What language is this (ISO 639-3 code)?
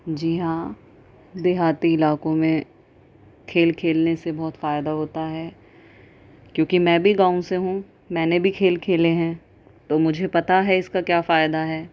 urd